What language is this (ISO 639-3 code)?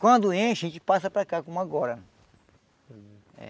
por